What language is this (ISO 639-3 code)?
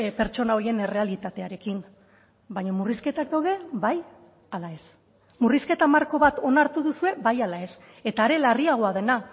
eus